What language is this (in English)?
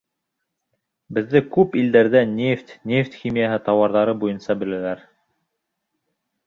Bashkir